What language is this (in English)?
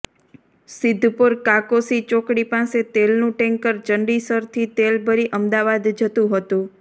Gujarati